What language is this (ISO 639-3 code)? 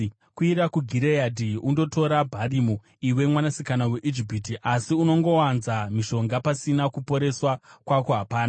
sna